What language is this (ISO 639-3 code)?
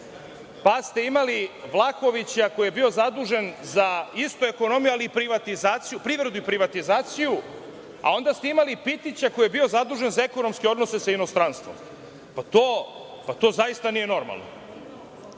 srp